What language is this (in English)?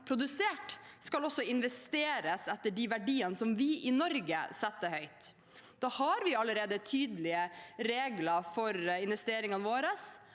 Norwegian